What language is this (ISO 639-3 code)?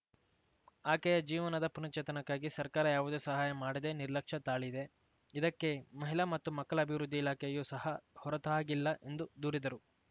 kan